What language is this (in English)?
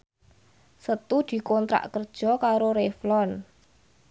Javanese